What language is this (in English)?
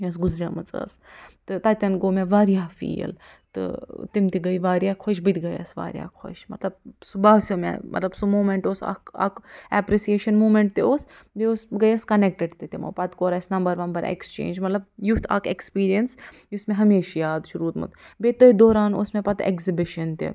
Kashmiri